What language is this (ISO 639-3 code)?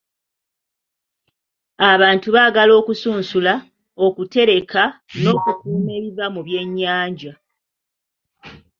lug